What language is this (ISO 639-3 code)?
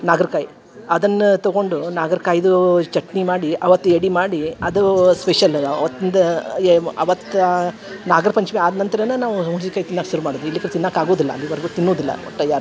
kan